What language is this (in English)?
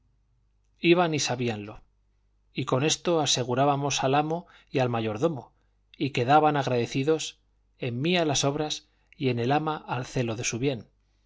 Spanish